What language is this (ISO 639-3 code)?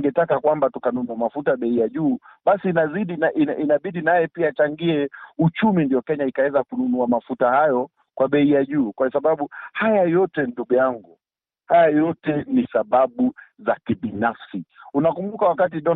swa